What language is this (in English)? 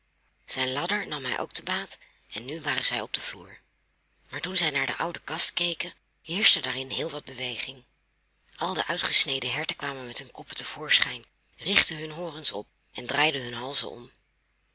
Dutch